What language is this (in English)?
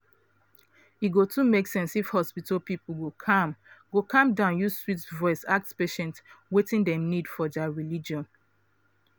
Nigerian Pidgin